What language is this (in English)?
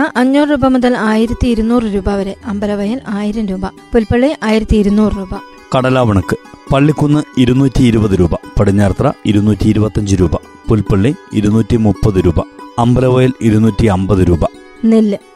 Malayalam